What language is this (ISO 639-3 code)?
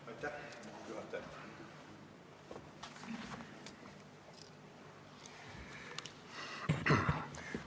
est